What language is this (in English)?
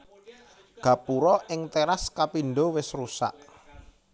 Javanese